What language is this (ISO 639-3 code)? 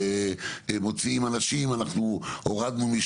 heb